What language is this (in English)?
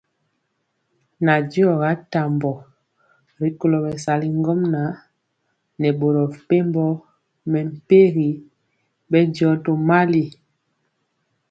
Mpiemo